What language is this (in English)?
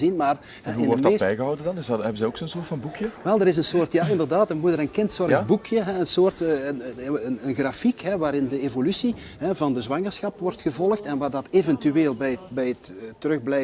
Dutch